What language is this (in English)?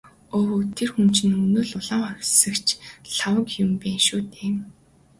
Mongolian